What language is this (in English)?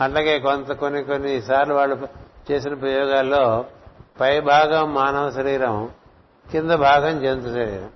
Telugu